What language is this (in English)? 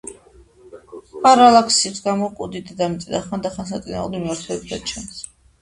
Georgian